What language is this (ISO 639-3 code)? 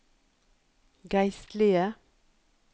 nor